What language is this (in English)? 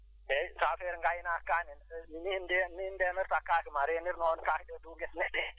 Fula